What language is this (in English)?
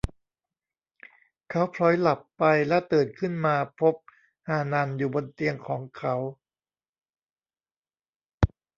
Thai